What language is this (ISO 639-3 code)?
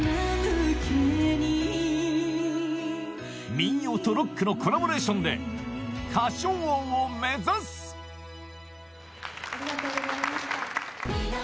jpn